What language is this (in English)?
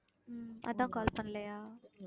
Tamil